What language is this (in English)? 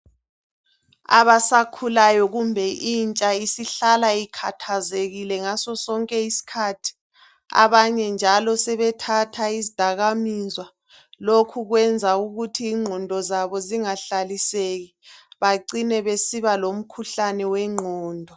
North Ndebele